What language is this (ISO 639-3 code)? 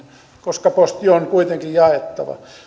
fin